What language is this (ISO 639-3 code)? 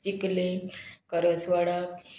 kok